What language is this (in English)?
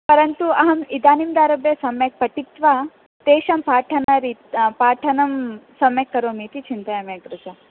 Sanskrit